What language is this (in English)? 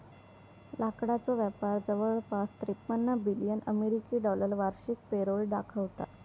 Marathi